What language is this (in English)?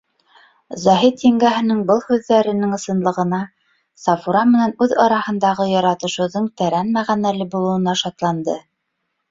Bashkir